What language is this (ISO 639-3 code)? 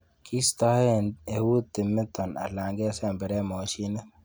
kln